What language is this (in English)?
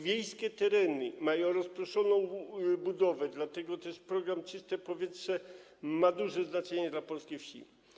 Polish